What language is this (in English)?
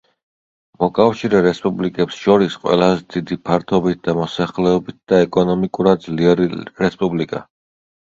Georgian